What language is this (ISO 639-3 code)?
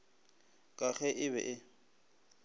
nso